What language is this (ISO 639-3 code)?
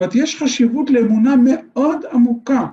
heb